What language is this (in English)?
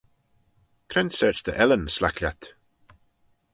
Manx